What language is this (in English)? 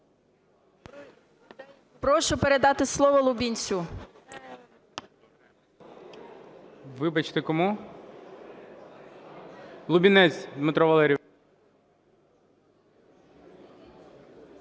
Ukrainian